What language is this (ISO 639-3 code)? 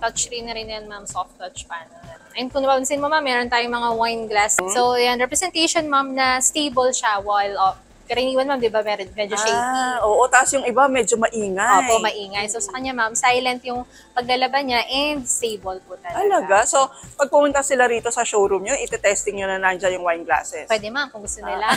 fil